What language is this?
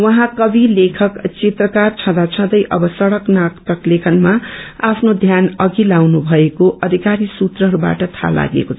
Nepali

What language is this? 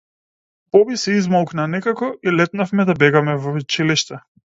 Macedonian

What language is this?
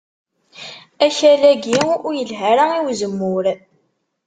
Kabyle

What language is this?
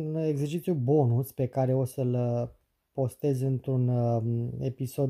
Romanian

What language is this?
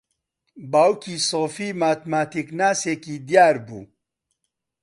Central Kurdish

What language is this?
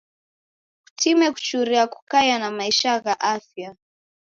Taita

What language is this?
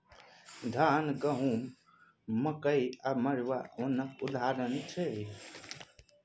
Maithili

